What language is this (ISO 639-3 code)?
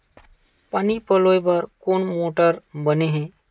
hne